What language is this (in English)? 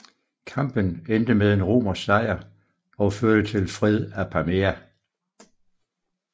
Danish